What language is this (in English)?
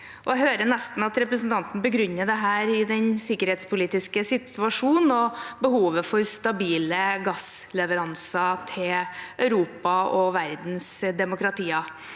Norwegian